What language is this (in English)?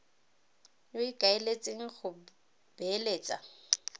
Tswana